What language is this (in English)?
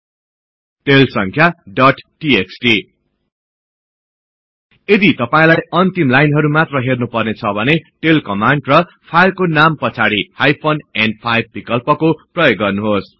Nepali